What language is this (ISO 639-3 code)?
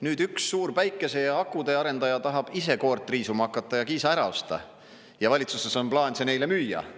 est